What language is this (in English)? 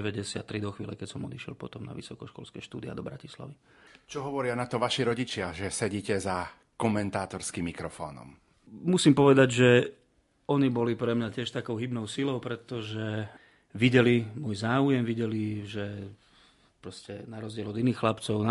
Slovak